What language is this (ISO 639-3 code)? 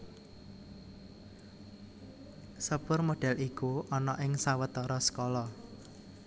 jav